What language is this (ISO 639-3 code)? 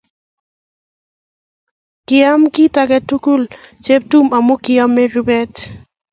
kln